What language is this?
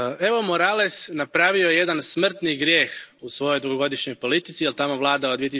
Croatian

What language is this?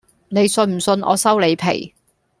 Cantonese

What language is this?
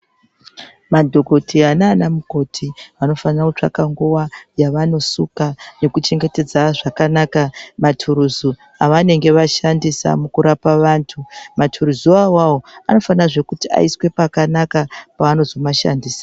Ndau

